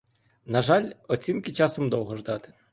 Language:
Ukrainian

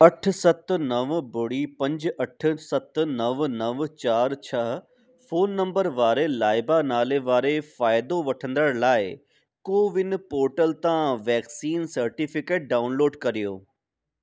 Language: Sindhi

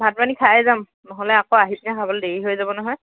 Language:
Assamese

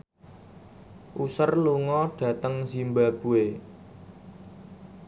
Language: Javanese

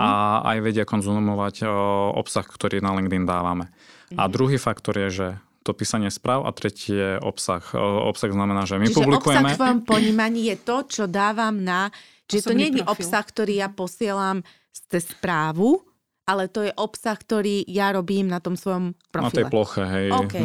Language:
Slovak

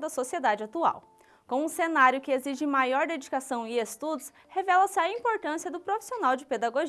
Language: Portuguese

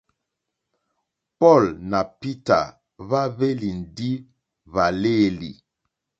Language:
Mokpwe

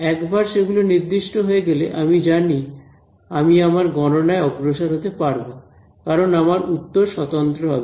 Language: Bangla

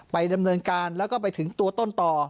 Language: Thai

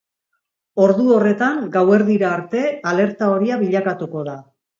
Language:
Basque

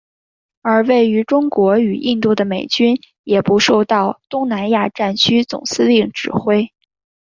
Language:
Chinese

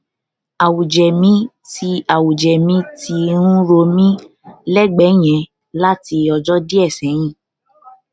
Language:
Yoruba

